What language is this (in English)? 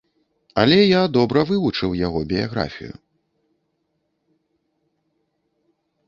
Belarusian